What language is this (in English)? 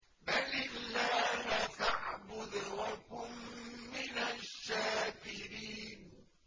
Arabic